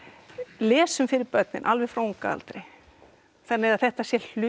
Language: Icelandic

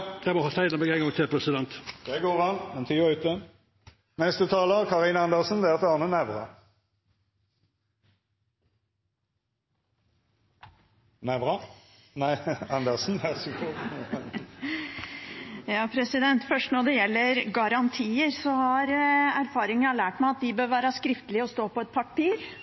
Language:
Norwegian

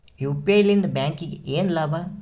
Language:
Kannada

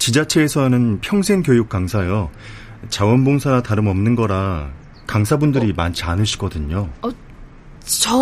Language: Korean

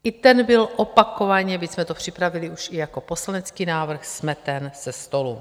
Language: Czech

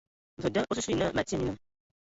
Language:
Ewondo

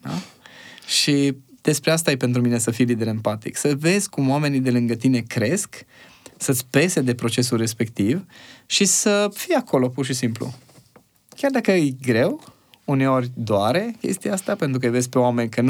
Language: Romanian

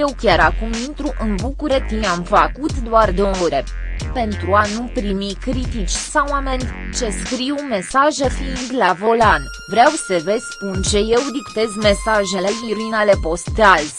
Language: Romanian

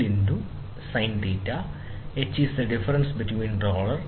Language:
Malayalam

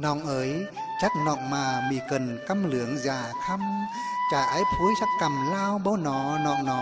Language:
Vietnamese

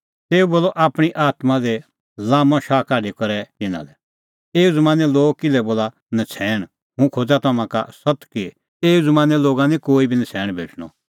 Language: Kullu Pahari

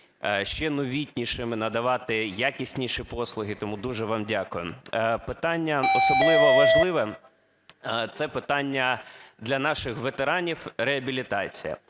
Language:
Ukrainian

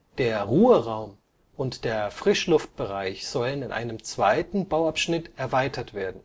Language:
German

